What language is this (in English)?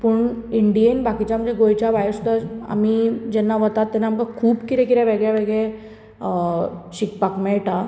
Konkani